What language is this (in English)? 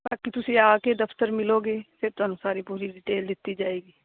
Punjabi